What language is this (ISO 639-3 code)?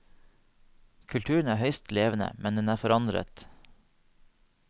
nor